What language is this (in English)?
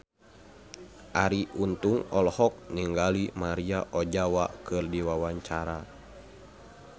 Sundanese